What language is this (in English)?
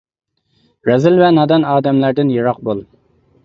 Uyghur